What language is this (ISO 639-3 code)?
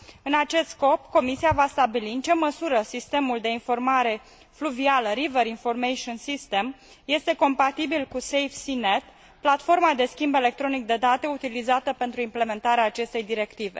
ron